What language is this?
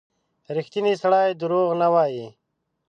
Pashto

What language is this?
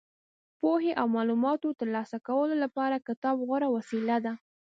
Pashto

